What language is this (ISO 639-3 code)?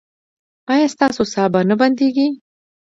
pus